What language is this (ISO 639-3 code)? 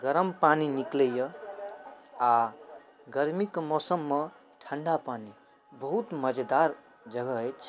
mai